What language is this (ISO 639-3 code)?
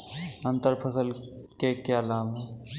hin